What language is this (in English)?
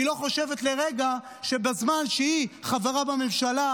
Hebrew